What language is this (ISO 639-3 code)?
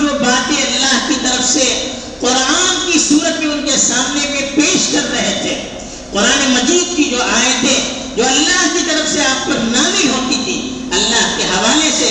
urd